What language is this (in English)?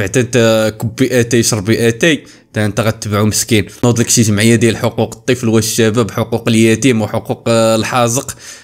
Arabic